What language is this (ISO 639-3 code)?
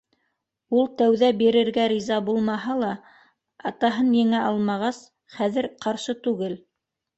bak